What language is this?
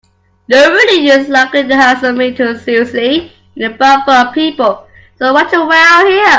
English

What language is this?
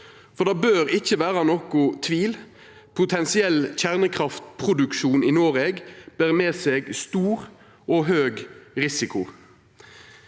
Norwegian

